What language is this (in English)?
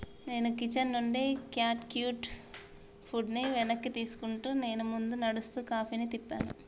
Telugu